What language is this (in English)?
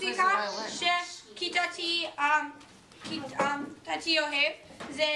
Hebrew